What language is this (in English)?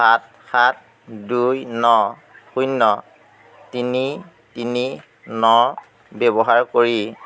Assamese